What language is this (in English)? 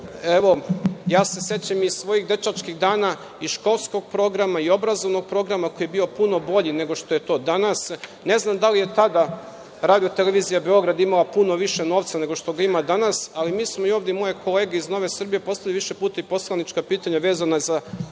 Serbian